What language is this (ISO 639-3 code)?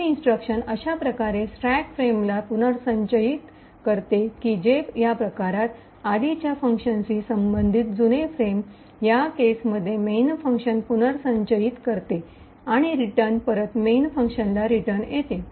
mar